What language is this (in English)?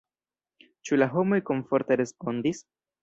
Esperanto